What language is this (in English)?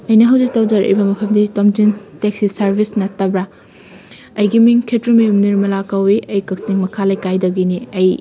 Manipuri